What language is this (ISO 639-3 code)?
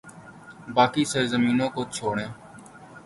urd